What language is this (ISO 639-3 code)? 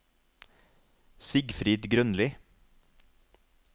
nor